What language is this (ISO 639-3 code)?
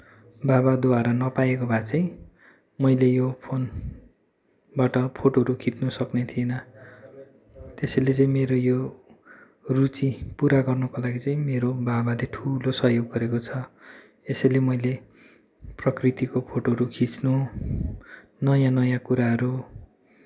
nep